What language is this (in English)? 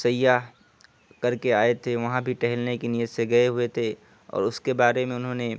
Urdu